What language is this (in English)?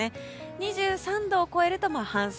Japanese